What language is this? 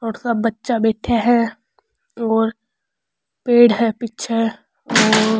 Rajasthani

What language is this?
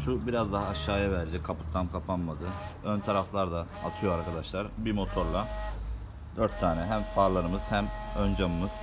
Turkish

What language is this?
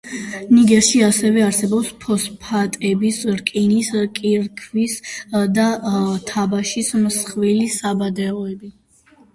Georgian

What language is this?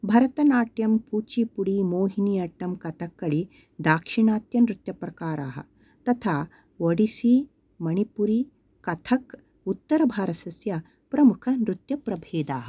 Sanskrit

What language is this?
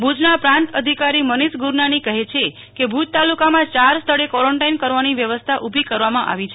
Gujarati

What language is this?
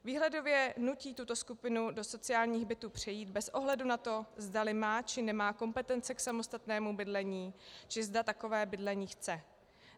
Czech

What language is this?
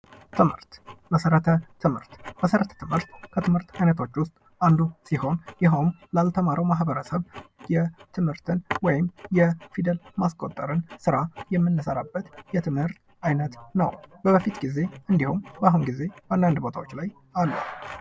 Amharic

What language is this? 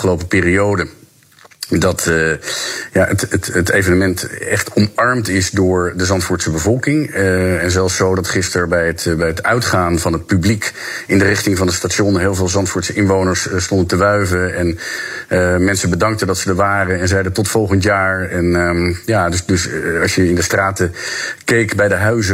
Dutch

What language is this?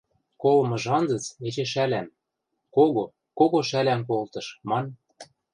Western Mari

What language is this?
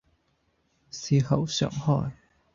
Cantonese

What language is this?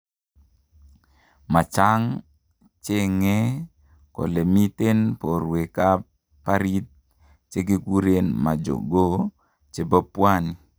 Kalenjin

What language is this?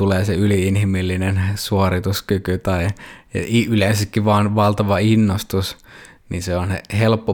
Finnish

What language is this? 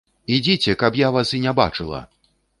Belarusian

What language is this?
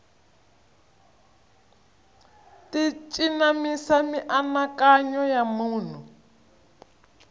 Tsonga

